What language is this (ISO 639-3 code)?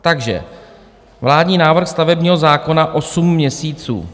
ces